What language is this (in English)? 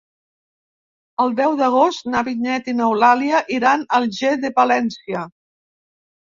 Catalan